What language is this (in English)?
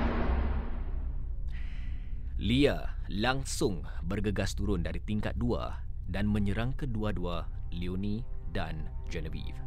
Malay